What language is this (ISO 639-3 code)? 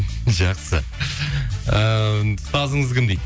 kaz